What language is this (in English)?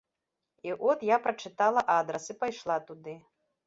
Belarusian